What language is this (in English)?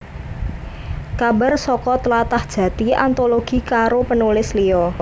Javanese